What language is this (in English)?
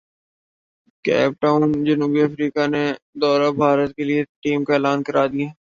Urdu